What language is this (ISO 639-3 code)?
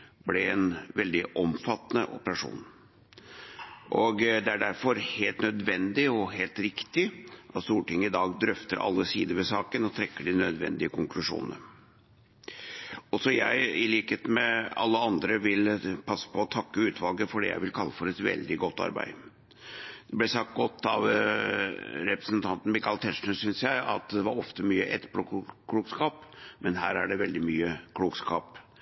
nob